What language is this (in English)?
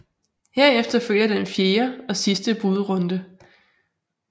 Danish